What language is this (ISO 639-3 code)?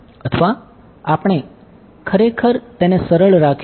guj